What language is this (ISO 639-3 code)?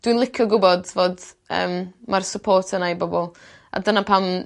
cym